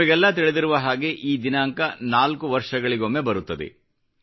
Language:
Kannada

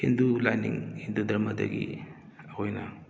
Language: Manipuri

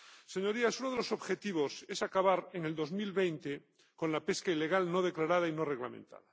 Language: Spanish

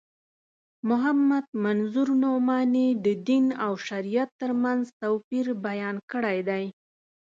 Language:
Pashto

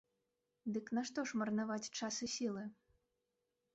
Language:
Belarusian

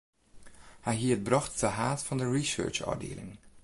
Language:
Western Frisian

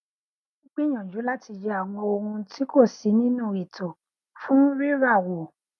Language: Yoruba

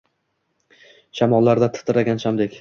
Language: Uzbek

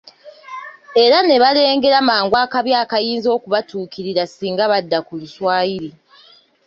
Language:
Ganda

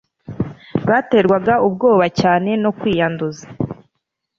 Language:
Kinyarwanda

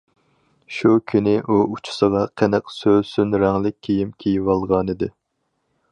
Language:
Uyghur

